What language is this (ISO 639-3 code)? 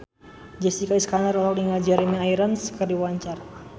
sun